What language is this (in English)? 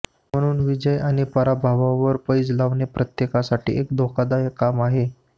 Marathi